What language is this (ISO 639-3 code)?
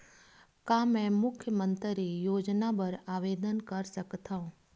hne